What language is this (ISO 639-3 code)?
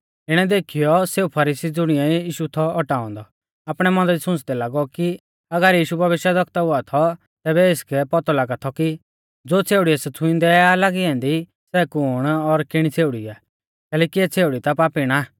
bfz